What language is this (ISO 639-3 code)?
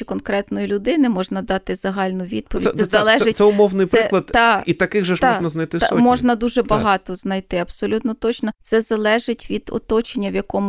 ukr